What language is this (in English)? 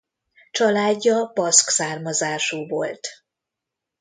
Hungarian